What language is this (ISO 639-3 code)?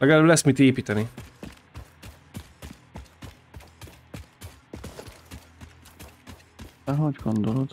hun